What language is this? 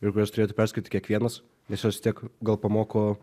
Lithuanian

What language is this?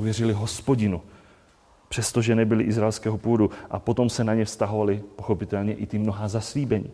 Czech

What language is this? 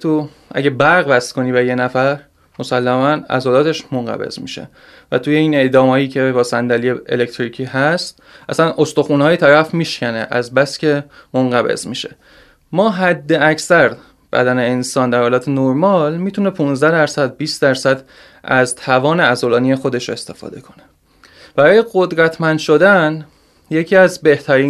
Persian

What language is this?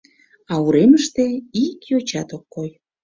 Mari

